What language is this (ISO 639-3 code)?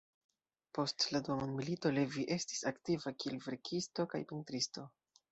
epo